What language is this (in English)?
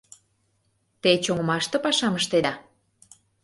Mari